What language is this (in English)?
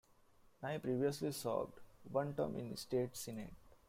English